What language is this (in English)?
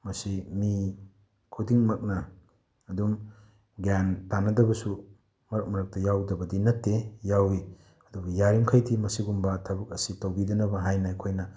Manipuri